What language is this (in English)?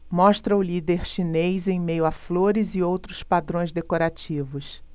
Portuguese